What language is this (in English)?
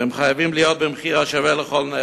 Hebrew